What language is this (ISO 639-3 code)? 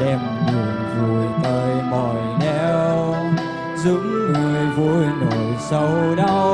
vie